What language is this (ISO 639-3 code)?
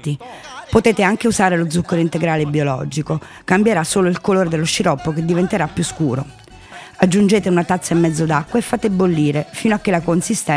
ita